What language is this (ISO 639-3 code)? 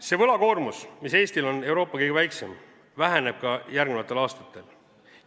est